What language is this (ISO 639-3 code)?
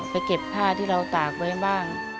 tha